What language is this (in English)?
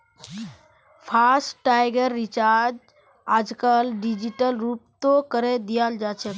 Magahi